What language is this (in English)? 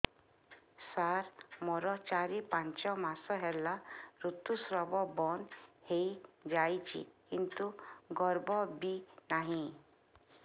Odia